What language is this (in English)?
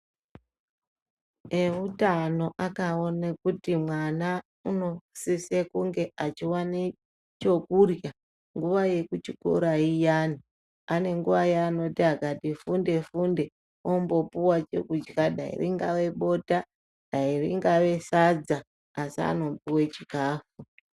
Ndau